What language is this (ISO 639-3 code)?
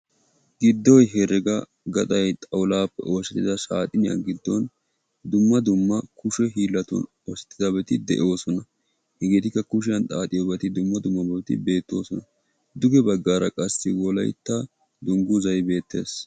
wal